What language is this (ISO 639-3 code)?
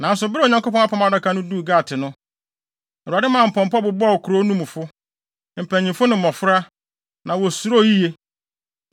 aka